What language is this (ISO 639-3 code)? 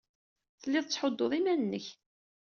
kab